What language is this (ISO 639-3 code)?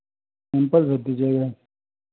hin